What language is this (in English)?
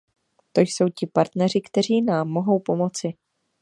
Czech